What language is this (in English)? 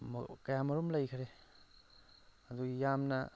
Manipuri